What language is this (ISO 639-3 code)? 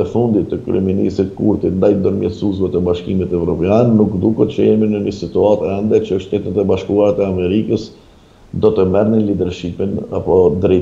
ron